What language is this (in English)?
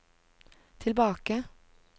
Norwegian